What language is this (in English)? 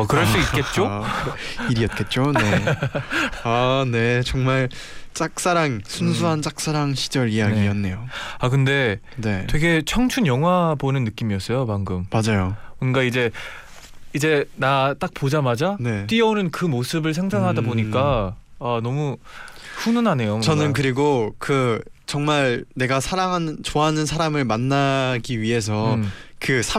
Korean